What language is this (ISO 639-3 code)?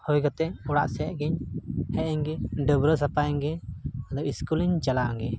sat